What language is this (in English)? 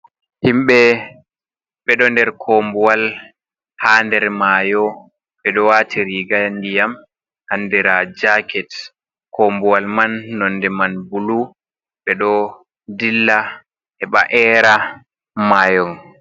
Fula